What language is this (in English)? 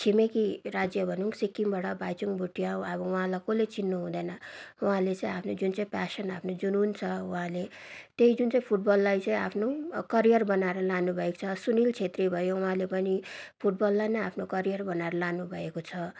Nepali